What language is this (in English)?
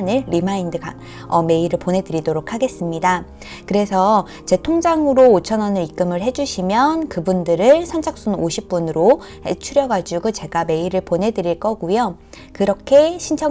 Korean